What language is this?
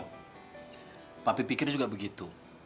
Indonesian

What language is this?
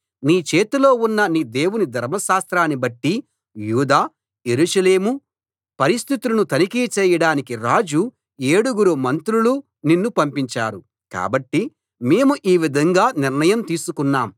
Telugu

